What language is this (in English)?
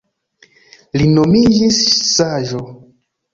Esperanto